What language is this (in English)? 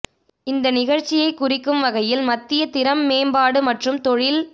Tamil